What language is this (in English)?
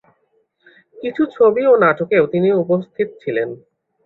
Bangla